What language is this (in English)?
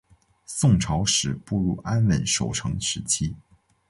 Chinese